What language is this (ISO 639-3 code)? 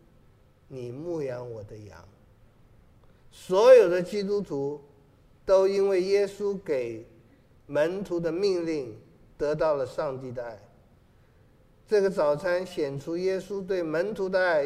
zho